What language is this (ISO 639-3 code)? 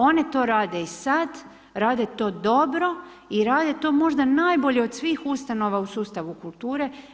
hrv